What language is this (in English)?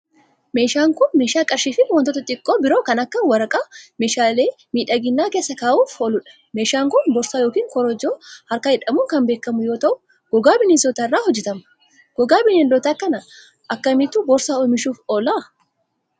Oromo